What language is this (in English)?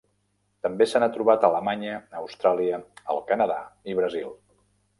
Catalan